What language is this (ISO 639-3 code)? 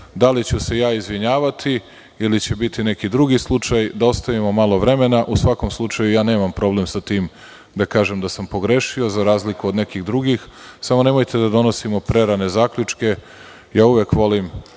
srp